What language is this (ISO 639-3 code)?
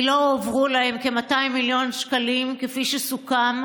heb